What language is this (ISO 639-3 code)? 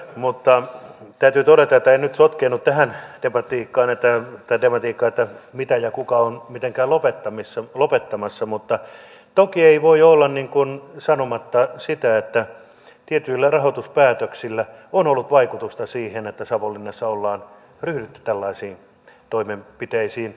fin